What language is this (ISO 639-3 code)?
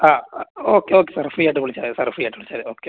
mal